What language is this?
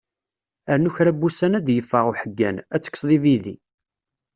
Kabyle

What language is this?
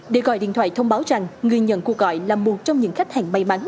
Vietnamese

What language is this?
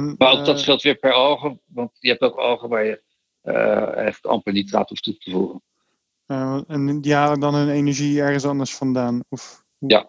Dutch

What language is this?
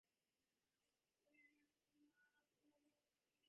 Divehi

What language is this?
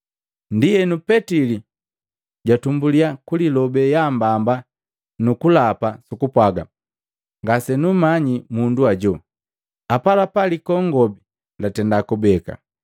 Matengo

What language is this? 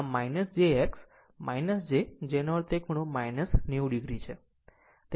Gujarati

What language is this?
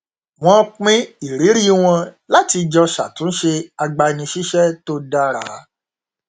Yoruba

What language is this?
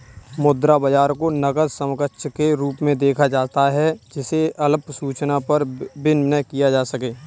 Hindi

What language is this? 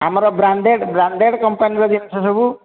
Odia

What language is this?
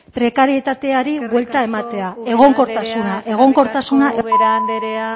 Basque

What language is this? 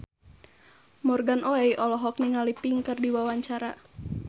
Sundanese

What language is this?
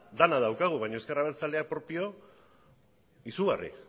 Basque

